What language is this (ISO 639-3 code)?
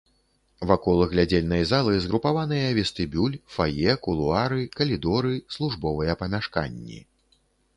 bel